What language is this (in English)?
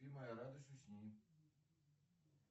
Russian